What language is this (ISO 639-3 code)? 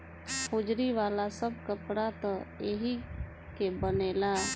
bho